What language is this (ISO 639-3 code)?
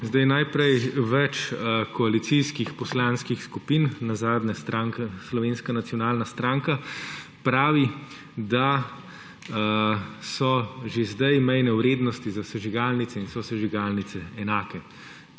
slv